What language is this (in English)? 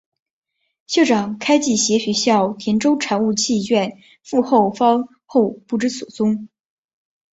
Chinese